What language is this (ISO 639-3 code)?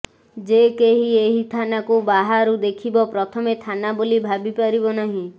ori